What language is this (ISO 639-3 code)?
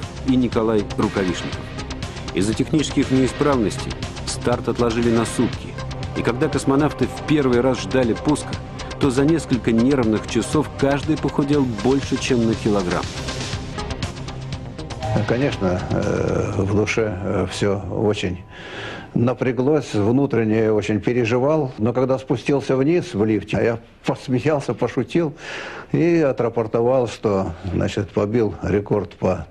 rus